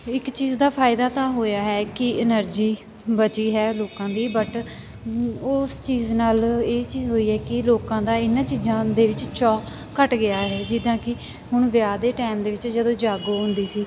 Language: Punjabi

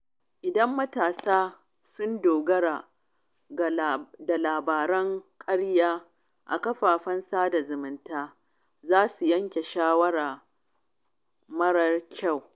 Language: Hausa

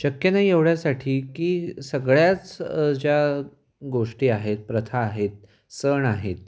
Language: Marathi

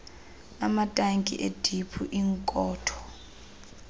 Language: Xhosa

